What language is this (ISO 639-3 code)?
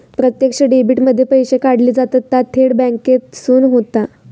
mar